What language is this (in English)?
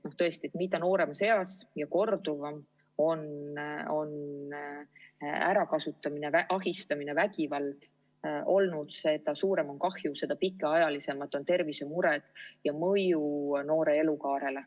Estonian